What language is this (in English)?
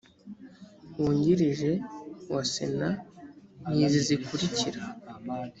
Kinyarwanda